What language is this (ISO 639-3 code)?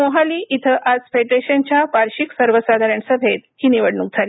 mar